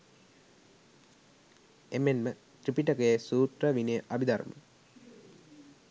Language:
Sinhala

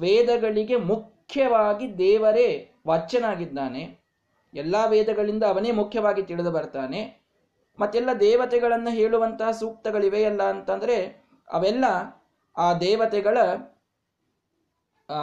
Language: Kannada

